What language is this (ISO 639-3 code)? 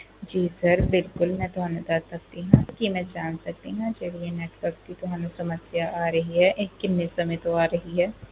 pan